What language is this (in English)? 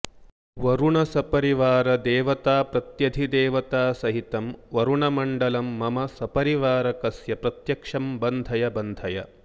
Sanskrit